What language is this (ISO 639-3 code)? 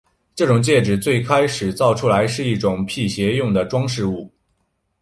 zho